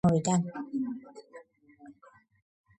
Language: Georgian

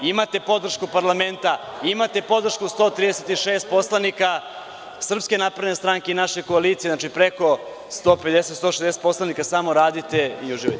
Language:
Serbian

